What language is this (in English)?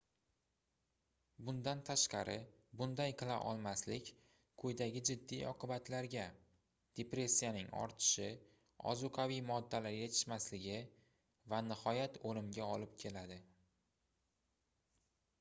Uzbek